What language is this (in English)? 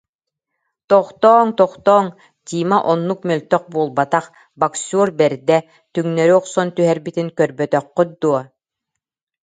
Yakut